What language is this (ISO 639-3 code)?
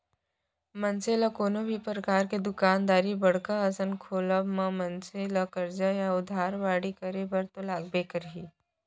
hne